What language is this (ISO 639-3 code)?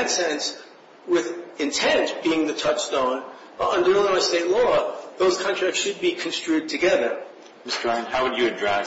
eng